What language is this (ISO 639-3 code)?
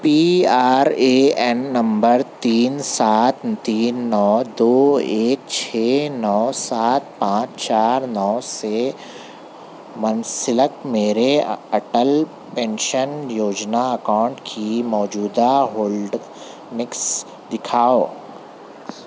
urd